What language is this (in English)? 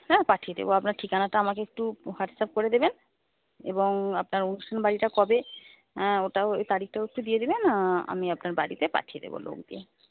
Bangla